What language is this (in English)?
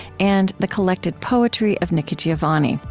English